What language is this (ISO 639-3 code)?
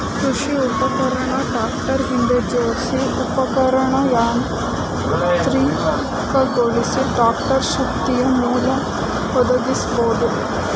kan